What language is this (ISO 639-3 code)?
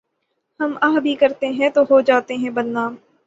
urd